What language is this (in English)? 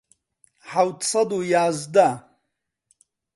Central Kurdish